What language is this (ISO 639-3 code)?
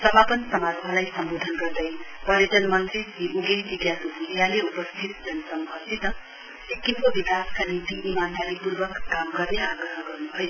nep